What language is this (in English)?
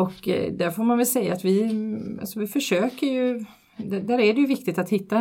Swedish